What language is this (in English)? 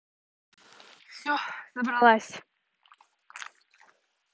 Russian